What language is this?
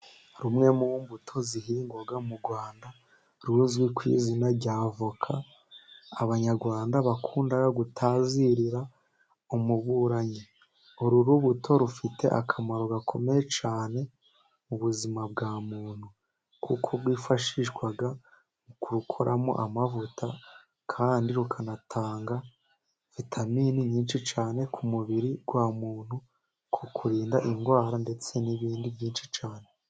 Kinyarwanda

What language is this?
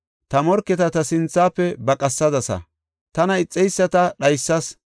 Gofa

